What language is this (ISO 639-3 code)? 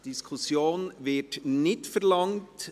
gsw